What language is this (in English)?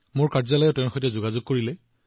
Assamese